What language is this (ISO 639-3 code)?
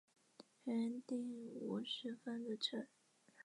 zho